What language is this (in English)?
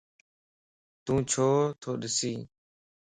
Lasi